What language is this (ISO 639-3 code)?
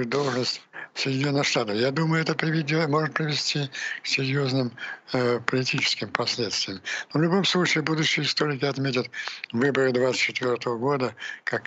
rus